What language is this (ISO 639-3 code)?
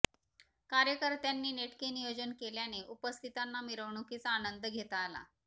mar